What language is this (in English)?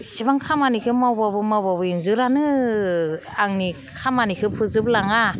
Bodo